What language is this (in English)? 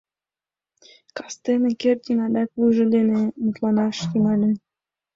Mari